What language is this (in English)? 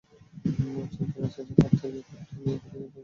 Bangla